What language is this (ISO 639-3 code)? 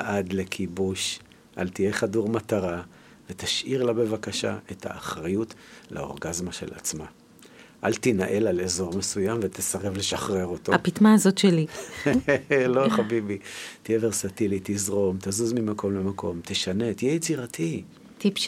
heb